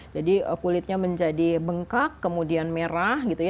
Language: Indonesian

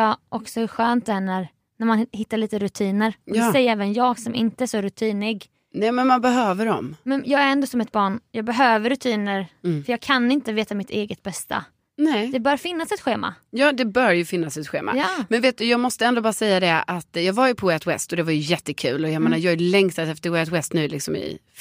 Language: Swedish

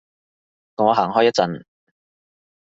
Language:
Cantonese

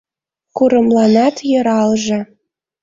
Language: Mari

